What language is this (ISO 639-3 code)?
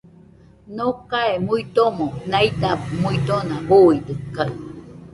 hux